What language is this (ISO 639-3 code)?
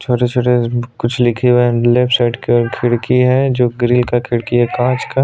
hin